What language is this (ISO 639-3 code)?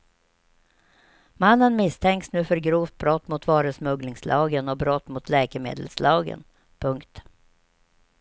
swe